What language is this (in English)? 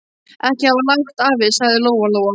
Icelandic